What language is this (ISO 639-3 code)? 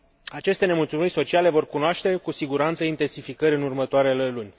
ron